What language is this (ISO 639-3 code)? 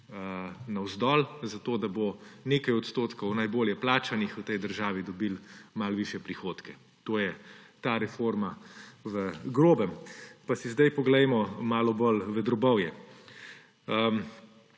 slv